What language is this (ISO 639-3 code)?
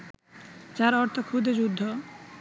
ben